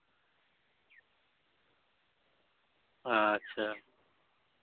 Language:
Santali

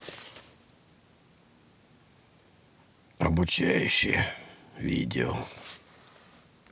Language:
Russian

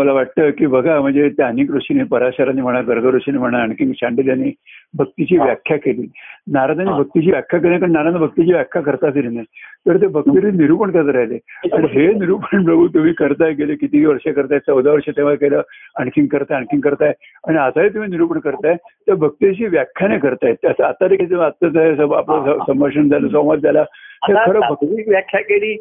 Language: Marathi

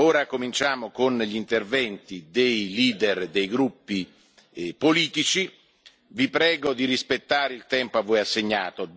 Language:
Italian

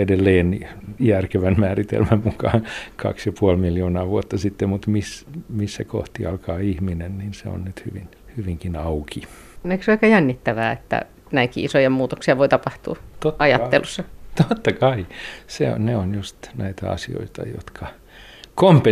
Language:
Finnish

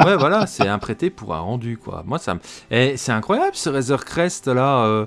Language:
French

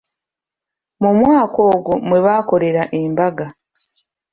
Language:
Ganda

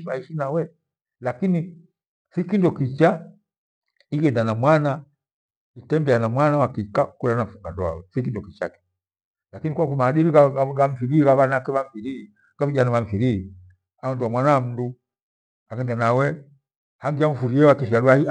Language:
Gweno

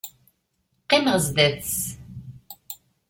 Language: Kabyle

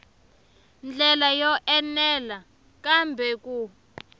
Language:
Tsonga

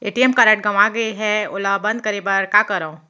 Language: Chhattisgarhi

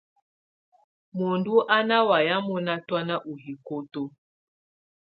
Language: Tunen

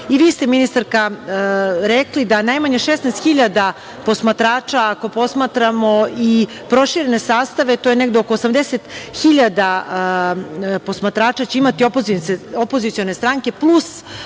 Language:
Serbian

